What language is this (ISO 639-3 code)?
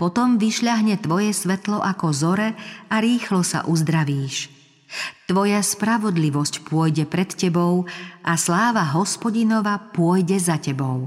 slk